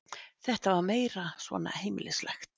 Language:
Icelandic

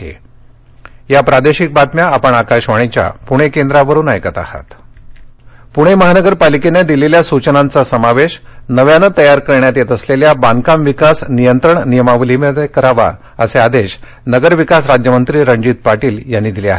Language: Marathi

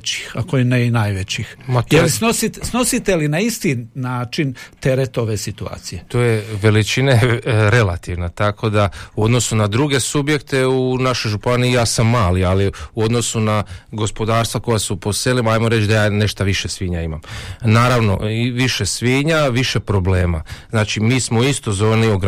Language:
Croatian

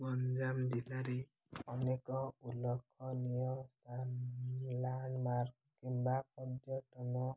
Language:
Odia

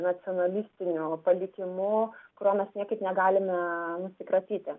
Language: Lithuanian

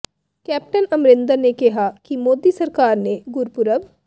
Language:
Punjabi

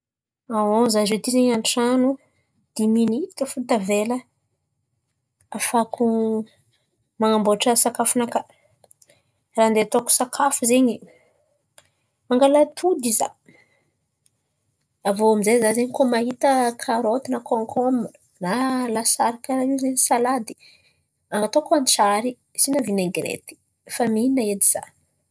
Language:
Antankarana Malagasy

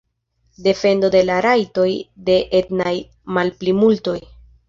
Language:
Esperanto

